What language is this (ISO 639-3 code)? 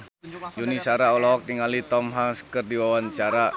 sun